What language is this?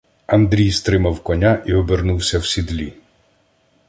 Ukrainian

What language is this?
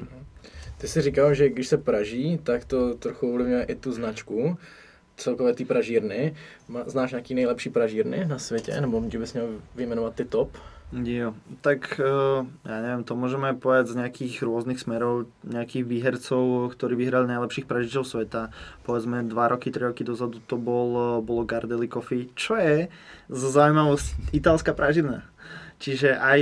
Czech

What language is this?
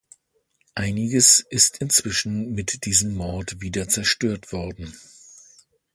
German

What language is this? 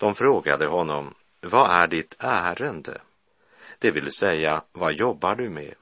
Swedish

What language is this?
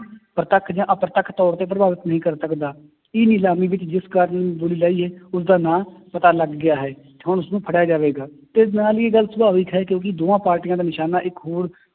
Punjabi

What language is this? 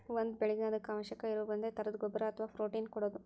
Kannada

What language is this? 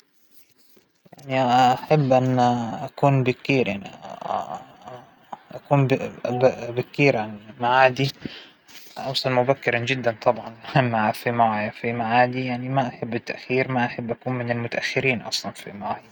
Hijazi Arabic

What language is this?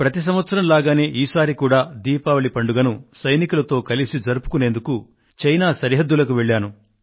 Telugu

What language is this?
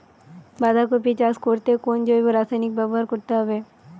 Bangla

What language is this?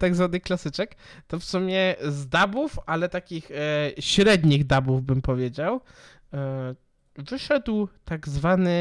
Polish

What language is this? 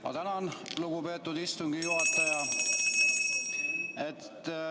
Estonian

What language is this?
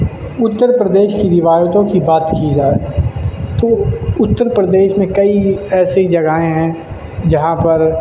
Urdu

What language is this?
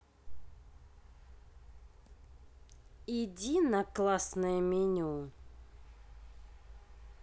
Russian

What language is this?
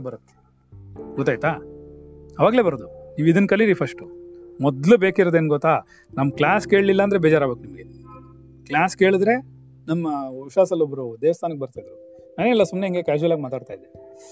Kannada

